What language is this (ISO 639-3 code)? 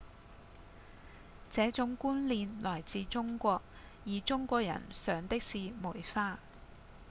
yue